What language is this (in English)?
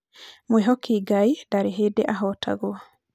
Kikuyu